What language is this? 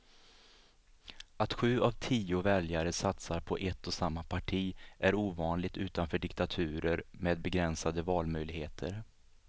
Swedish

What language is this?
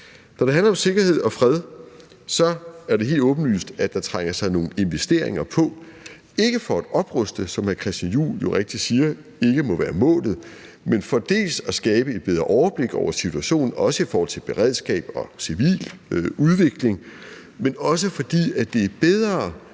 Danish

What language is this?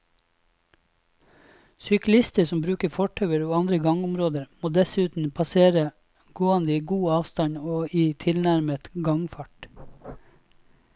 Norwegian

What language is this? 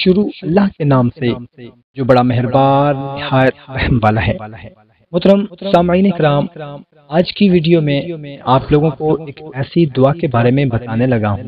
Hindi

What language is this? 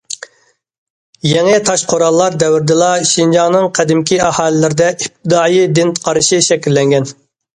Uyghur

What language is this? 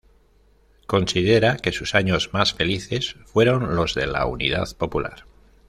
Spanish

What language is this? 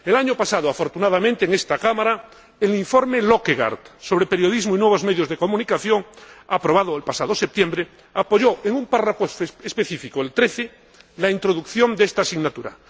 Spanish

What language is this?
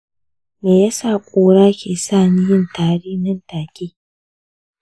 Hausa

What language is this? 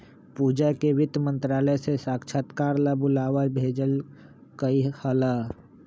Magahi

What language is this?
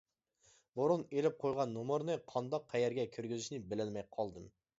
Uyghur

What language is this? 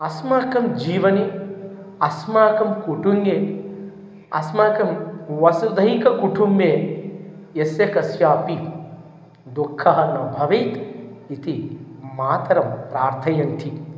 Sanskrit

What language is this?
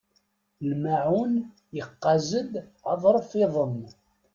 Kabyle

